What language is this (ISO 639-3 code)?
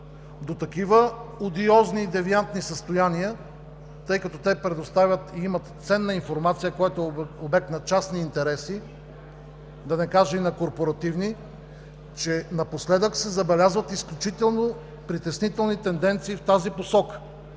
bul